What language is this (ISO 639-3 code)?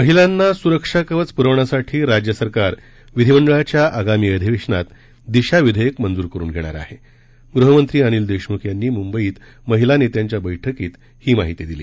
mar